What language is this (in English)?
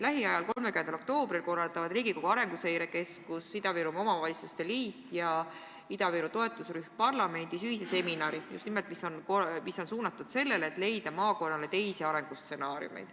Estonian